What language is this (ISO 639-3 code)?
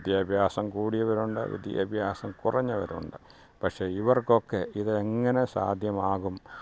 mal